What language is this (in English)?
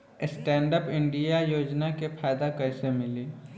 Bhojpuri